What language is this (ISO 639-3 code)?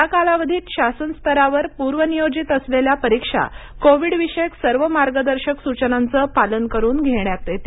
mar